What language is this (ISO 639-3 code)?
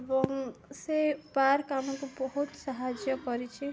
ori